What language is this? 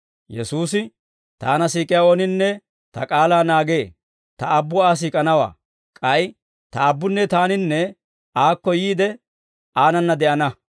Dawro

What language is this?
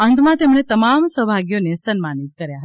Gujarati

